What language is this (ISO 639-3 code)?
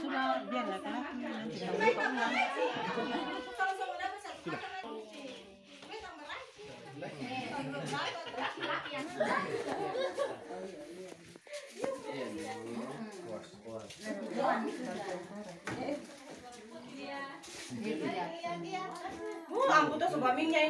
ind